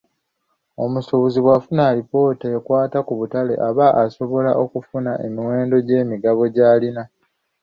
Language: Ganda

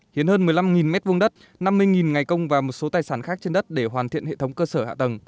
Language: Vietnamese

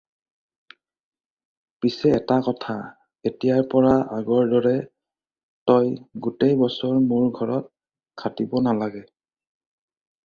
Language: Assamese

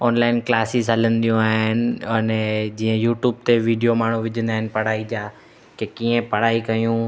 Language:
Sindhi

